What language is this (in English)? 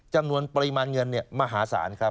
Thai